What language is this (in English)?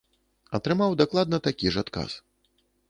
Belarusian